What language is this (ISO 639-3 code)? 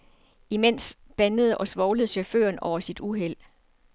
dan